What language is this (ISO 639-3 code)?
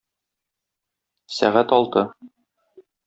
tat